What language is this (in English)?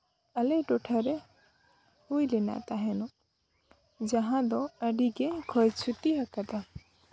Santali